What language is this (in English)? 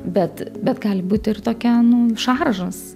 Lithuanian